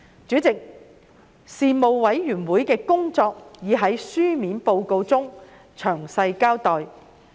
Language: Cantonese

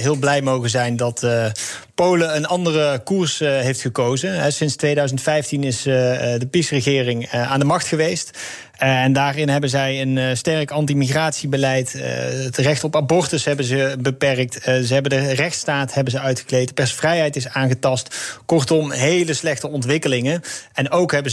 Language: Dutch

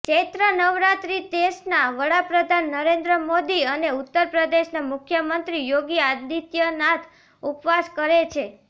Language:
Gujarati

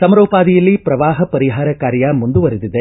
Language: Kannada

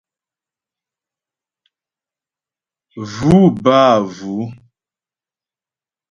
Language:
Ghomala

